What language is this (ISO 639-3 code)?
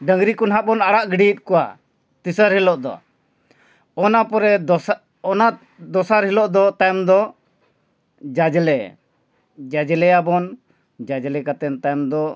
sat